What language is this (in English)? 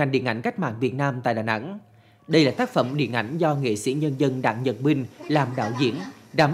Vietnamese